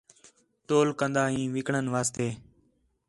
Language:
Khetrani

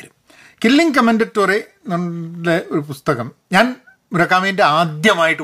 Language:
Malayalam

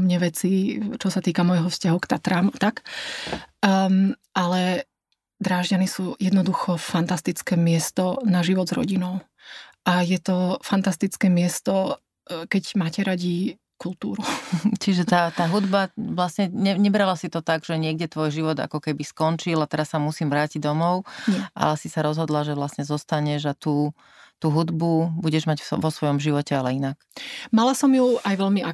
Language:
Slovak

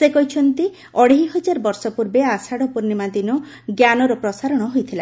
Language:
Odia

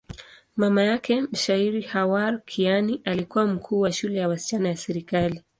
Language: Swahili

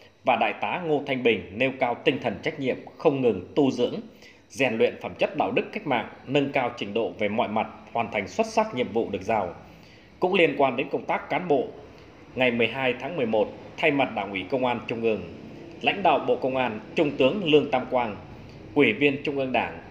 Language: Vietnamese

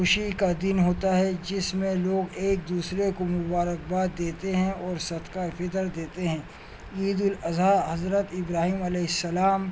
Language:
Urdu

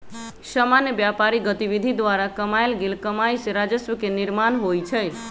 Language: Magahi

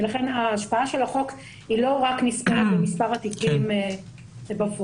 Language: Hebrew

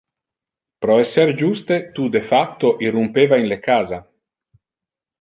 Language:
Interlingua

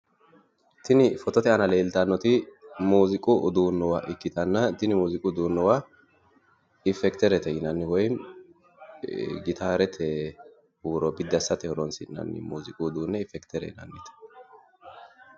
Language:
Sidamo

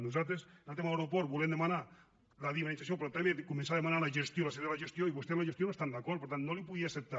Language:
Catalan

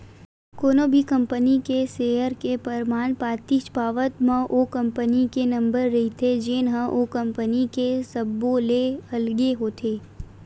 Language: Chhattisgarhi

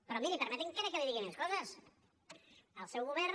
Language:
Catalan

